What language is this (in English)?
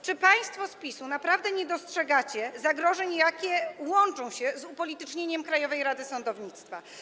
Polish